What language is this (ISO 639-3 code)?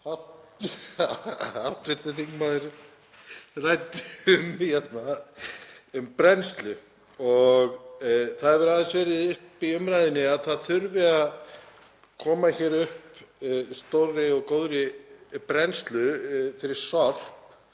isl